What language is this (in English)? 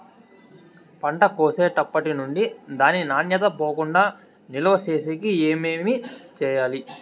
Telugu